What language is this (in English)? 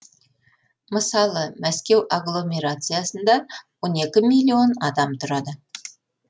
Kazakh